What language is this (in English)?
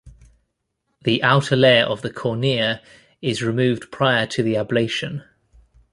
English